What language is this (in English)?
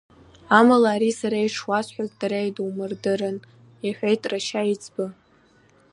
Abkhazian